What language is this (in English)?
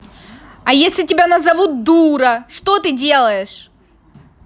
Russian